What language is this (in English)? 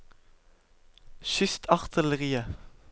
Norwegian